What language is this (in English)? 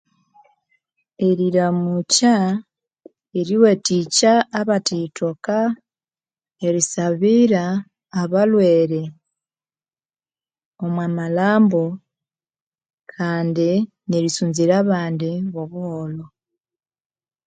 Konzo